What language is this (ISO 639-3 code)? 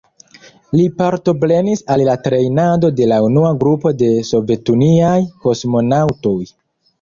epo